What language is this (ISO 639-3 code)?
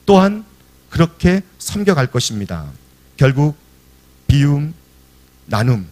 kor